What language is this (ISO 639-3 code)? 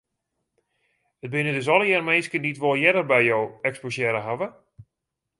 fry